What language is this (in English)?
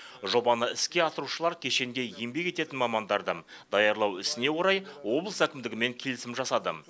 Kazakh